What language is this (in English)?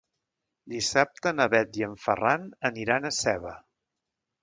Catalan